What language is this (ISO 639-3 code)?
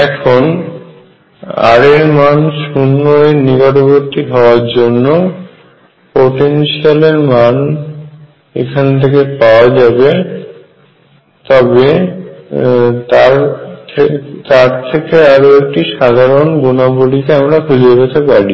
ben